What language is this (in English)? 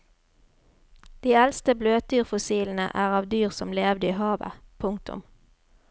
Norwegian